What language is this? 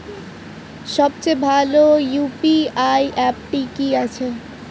Bangla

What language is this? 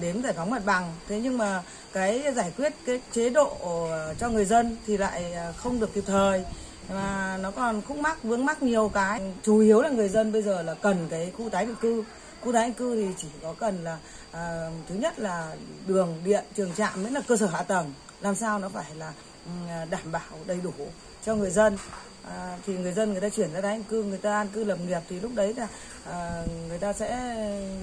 Vietnamese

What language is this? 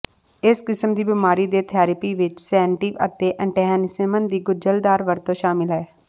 Punjabi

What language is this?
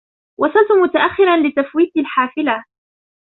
Arabic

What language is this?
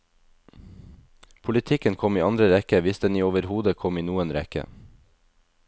Norwegian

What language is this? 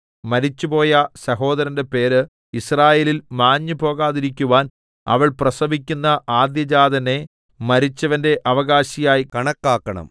Malayalam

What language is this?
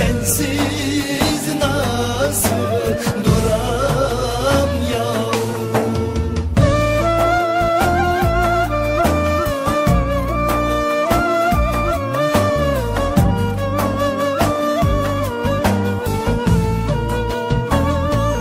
Turkish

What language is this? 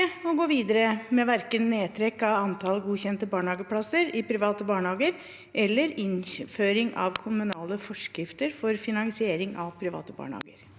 Norwegian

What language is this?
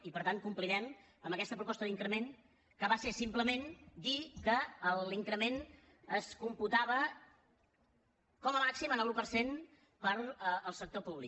Catalan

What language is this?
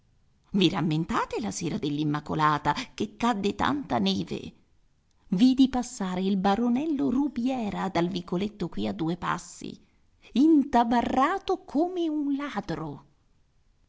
Italian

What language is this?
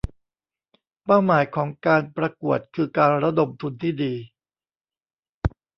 Thai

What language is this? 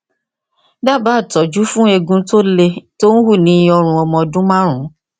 Yoruba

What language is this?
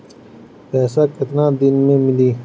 Bhojpuri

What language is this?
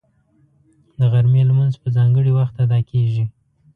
Pashto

